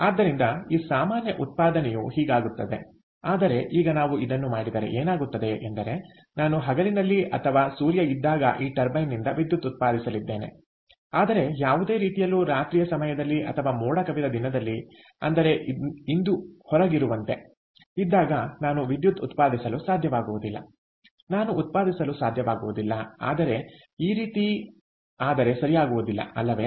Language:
Kannada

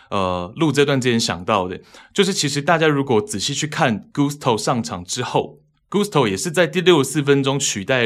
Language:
Chinese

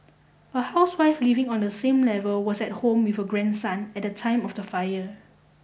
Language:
English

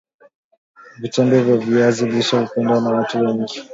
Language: Swahili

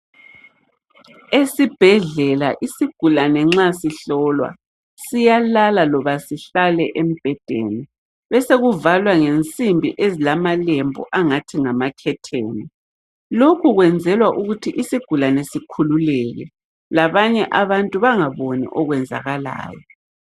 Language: North Ndebele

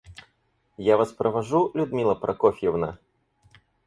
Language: Russian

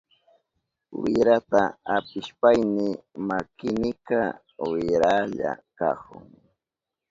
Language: Southern Pastaza Quechua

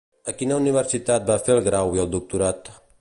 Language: Catalan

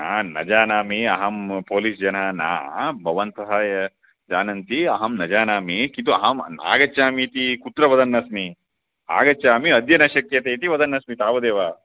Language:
Sanskrit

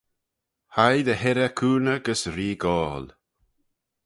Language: Manx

